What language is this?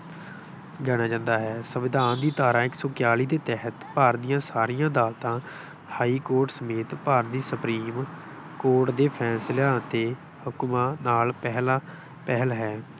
Punjabi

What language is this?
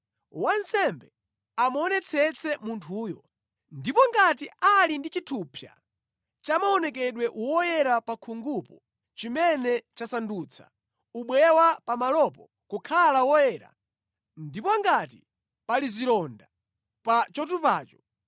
Nyanja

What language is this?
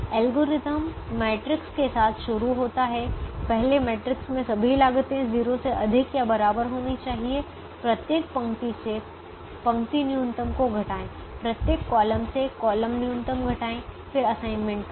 Hindi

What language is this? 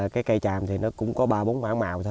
Vietnamese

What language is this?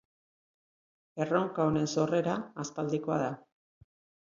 Basque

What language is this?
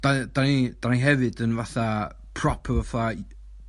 Welsh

